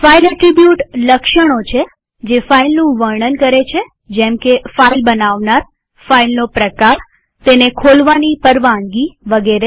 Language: Gujarati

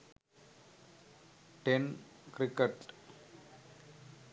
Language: Sinhala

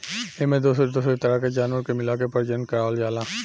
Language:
Bhojpuri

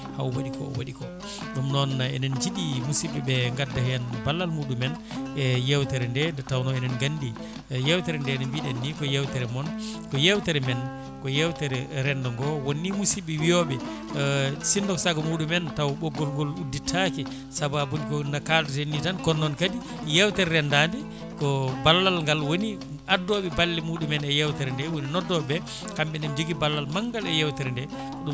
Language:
Fula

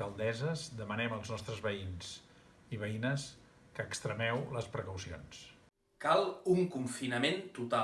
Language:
Catalan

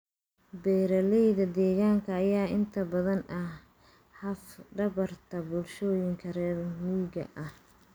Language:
Somali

